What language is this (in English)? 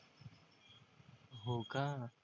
Marathi